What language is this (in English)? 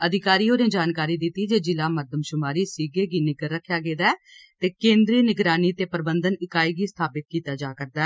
Dogri